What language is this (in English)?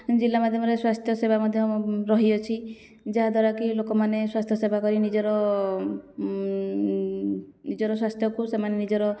Odia